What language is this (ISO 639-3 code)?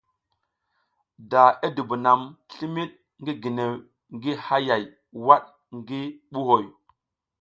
giz